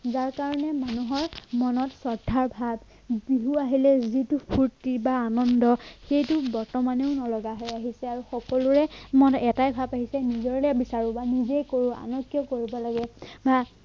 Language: Assamese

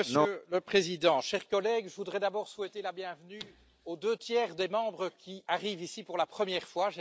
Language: French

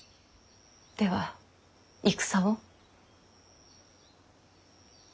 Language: Japanese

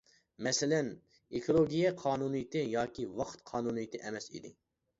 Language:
Uyghur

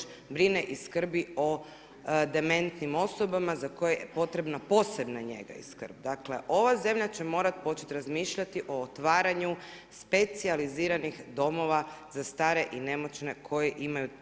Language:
Croatian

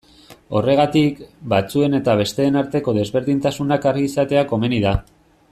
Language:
Basque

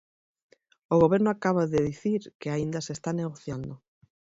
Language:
Galician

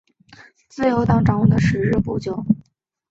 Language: Chinese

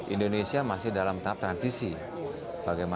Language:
Indonesian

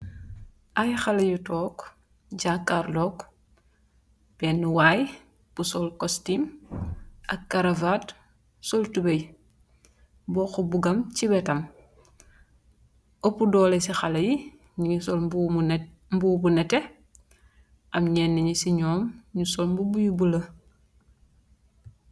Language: Wolof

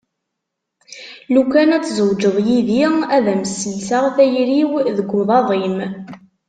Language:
Kabyle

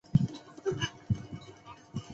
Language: Chinese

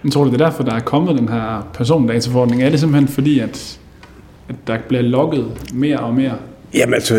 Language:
Danish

